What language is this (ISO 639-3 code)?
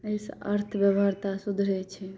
mai